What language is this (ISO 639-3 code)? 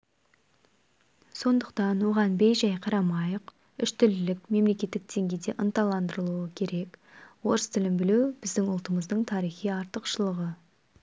kaz